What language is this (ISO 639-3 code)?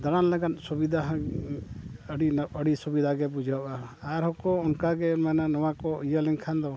sat